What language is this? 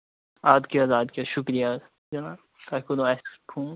Kashmiri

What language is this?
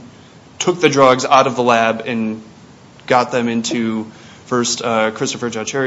English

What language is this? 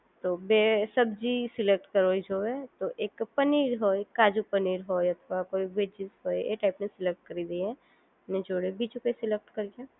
Gujarati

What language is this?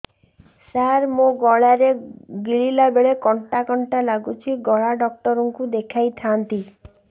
Odia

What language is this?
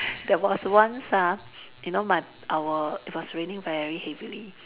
English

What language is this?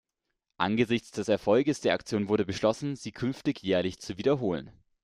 German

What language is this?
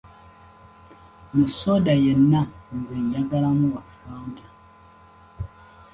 Ganda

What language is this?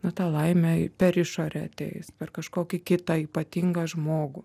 Lithuanian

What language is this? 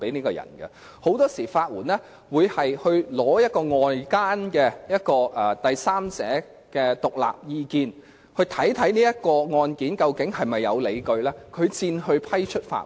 Cantonese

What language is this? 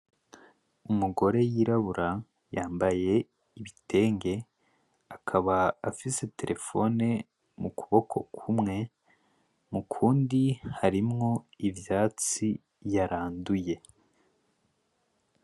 Rundi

